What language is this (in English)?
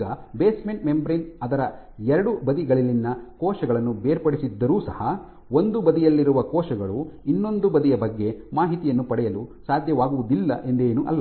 Kannada